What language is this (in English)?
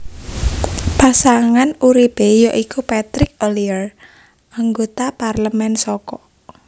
Javanese